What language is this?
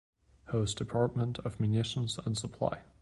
English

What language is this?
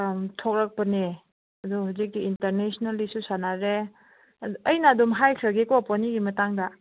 Manipuri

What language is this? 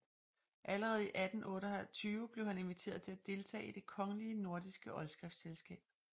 Danish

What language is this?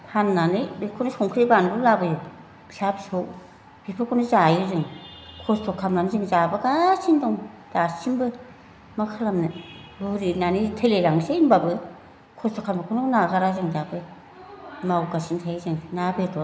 Bodo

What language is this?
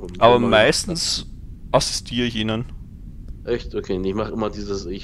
German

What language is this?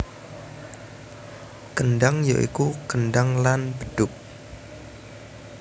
Javanese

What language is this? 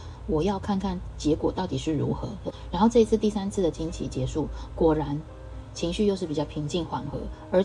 Chinese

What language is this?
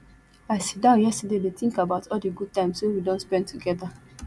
Nigerian Pidgin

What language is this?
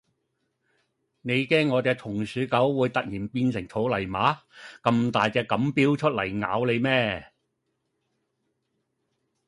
Cantonese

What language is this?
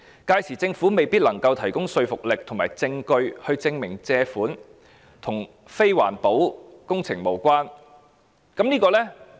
Cantonese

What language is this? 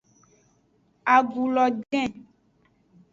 Aja (Benin)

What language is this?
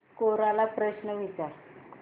Marathi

